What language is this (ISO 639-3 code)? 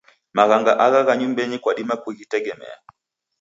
dav